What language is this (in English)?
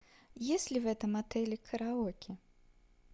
Russian